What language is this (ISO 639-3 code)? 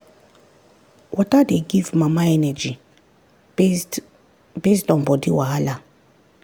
pcm